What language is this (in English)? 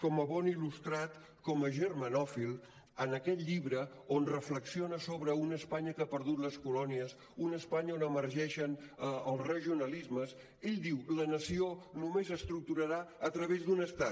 Catalan